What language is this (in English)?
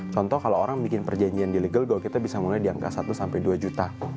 Indonesian